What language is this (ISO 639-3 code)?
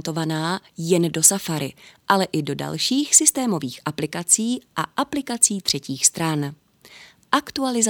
ces